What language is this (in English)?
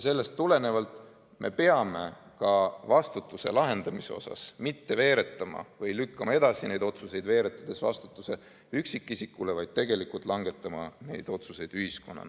Estonian